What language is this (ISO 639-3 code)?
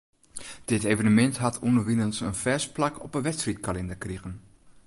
fry